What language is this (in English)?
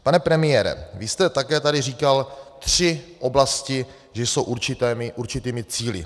Czech